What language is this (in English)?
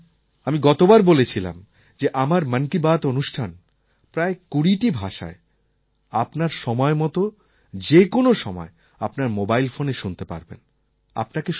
Bangla